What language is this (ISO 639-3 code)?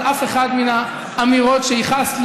heb